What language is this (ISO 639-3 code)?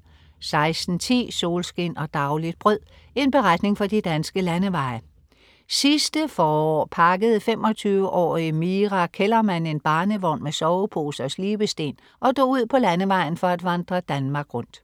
dan